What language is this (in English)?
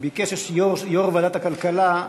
Hebrew